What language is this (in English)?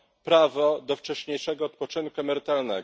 Polish